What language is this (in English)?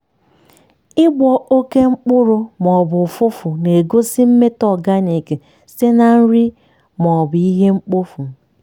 Igbo